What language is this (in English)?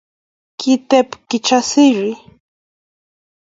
Kalenjin